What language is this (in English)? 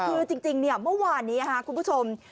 Thai